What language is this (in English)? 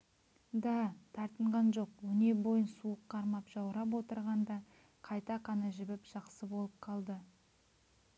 Kazakh